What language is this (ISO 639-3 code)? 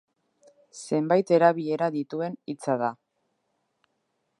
eus